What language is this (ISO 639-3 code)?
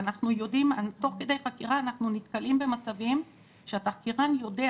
heb